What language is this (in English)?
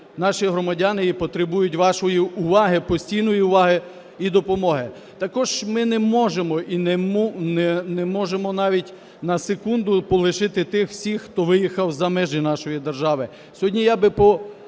Ukrainian